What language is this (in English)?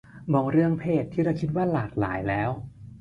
Thai